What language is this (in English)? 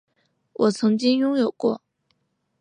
Chinese